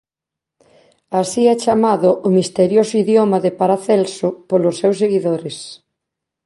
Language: Galician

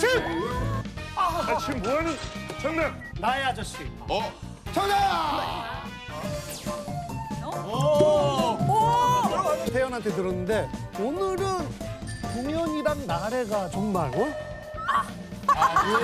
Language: Korean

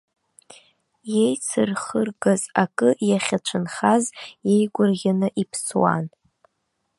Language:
Abkhazian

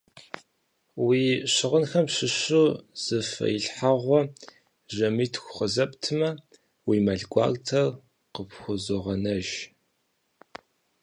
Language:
Kabardian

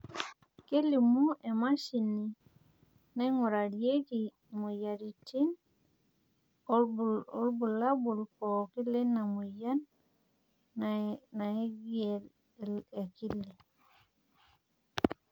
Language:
Masai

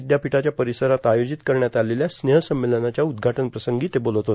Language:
Marathi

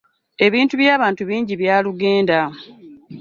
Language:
Ganda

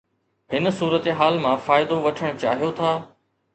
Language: Sindhi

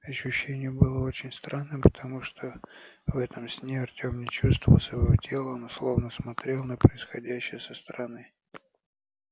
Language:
Russian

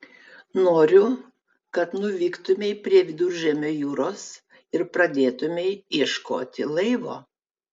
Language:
Lithuanian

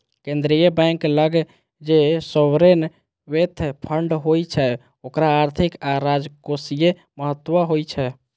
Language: Maithili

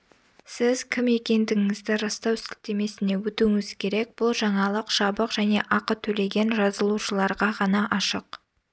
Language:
Kazakh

